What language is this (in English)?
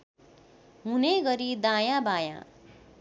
Nepali